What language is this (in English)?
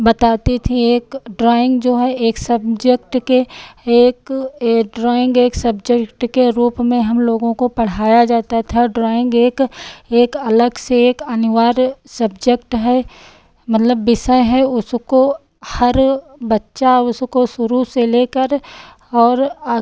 Hindi